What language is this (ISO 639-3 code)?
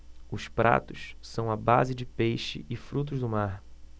por